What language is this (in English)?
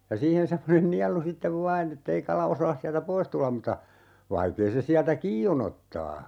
Finnish